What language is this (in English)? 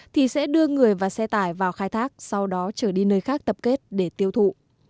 Vietnamese